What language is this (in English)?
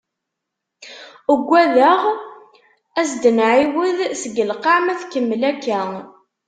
Kabyle